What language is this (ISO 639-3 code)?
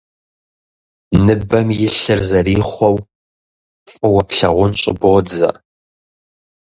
kbd